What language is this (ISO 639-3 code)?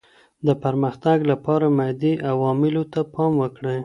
pus